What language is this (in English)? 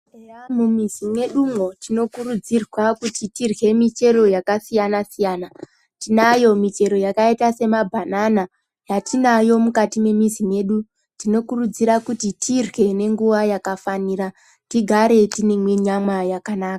Ndau